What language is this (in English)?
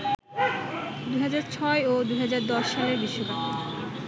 Bangla